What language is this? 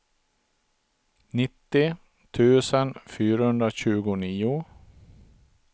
Swedish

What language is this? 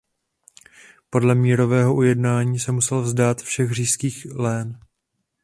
Czech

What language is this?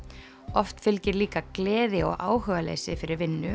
Icelandic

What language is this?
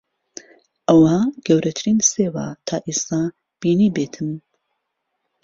Central Kurdish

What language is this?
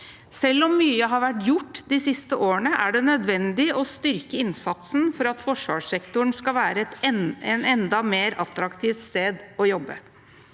Norwegian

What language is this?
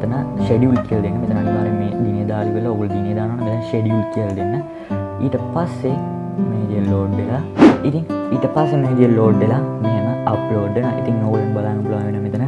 Sinhala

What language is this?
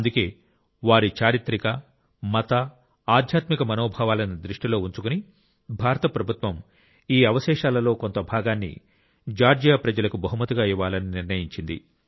Telugu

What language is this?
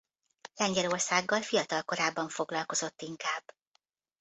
Hungarian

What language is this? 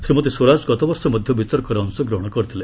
Odia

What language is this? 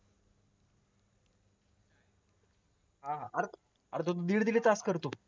Marathi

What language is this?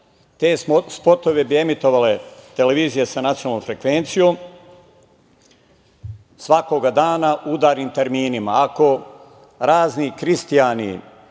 Serbian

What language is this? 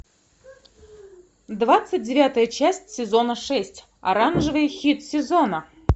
Russian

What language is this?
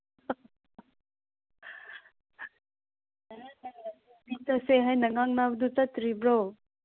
Manipuri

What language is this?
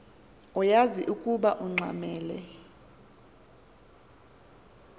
Xhosa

